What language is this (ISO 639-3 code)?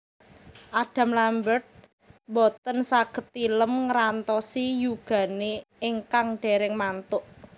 jav